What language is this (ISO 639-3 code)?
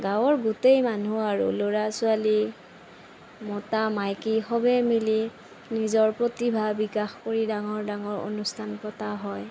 asm